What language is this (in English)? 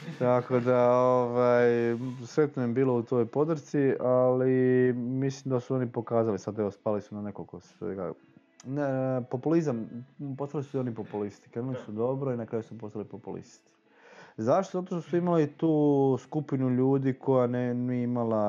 Croatian